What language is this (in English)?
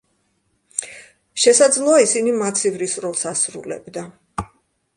Georgian